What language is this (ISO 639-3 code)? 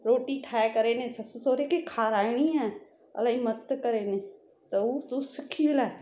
snd